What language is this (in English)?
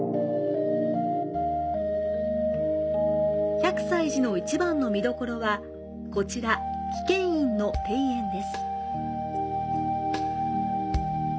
Japanese